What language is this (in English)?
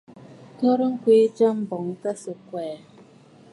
Bafut